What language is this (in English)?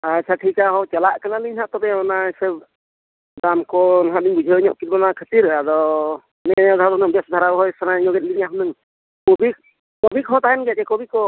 Santali